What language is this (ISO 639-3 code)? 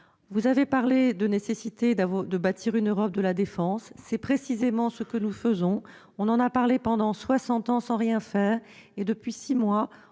fra